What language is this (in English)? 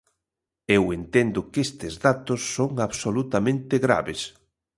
Galician